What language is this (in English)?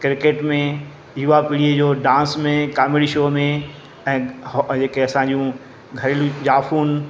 Sindhi